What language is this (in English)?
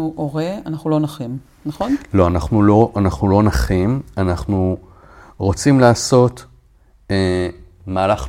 Hebrew